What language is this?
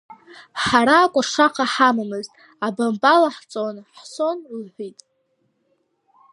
Abkhazian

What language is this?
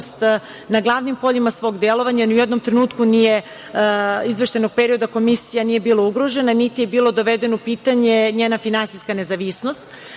Serbian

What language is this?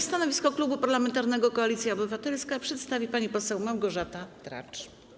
Polish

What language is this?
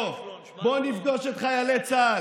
Hebrew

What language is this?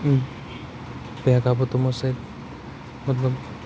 Kashmiri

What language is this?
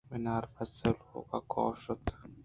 Eastern Balochi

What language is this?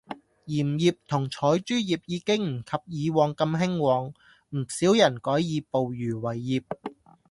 Cantonese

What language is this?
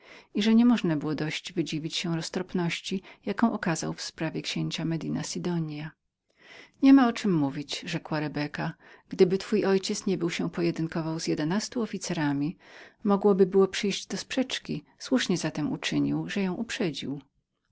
Polish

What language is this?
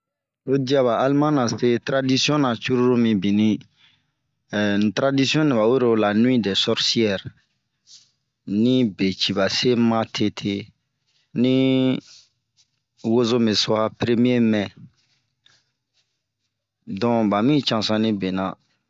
Bomu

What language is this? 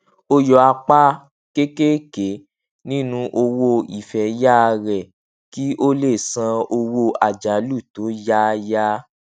Yoruba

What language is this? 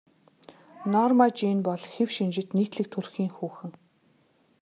Mongolian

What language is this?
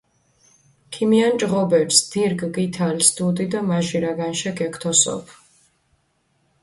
Mingrelian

